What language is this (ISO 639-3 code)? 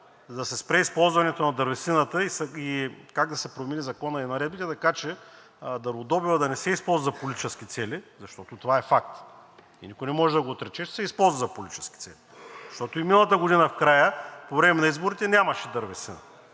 bul